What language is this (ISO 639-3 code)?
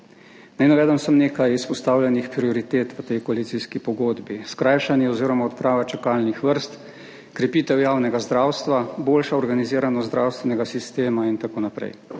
slv